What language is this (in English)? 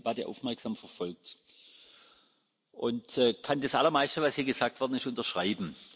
German